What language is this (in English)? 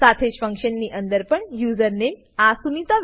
Gujarati